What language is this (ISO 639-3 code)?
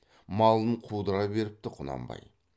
kaz